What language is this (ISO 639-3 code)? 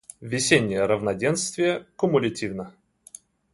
rus